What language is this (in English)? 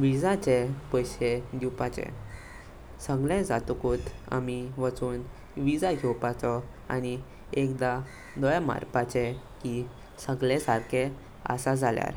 Konkani